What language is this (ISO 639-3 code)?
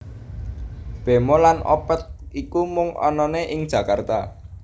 jav